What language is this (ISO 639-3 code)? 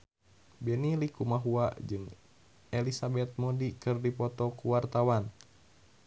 sun